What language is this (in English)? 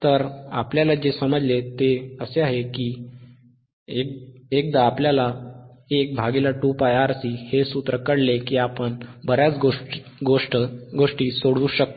Marathi